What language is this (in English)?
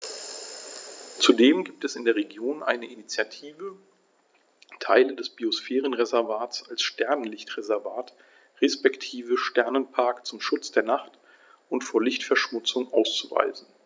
German